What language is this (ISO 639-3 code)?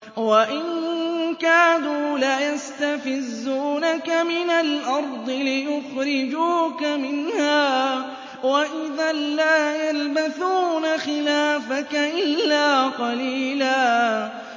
ara